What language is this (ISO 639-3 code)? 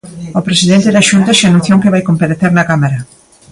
glg